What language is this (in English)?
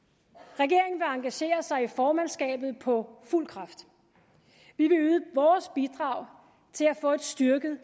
Danish